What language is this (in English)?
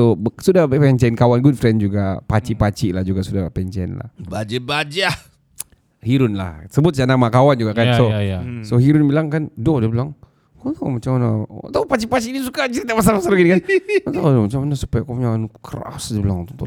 Malay